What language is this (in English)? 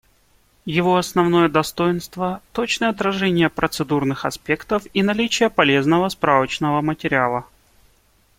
Russian